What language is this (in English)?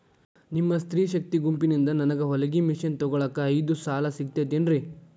Kannada